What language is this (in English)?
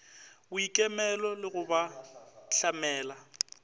Northern Sotho